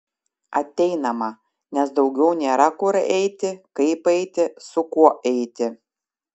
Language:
Lithuanian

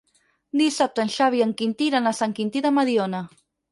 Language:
Catalan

